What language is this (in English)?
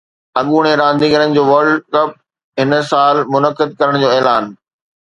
Sindhi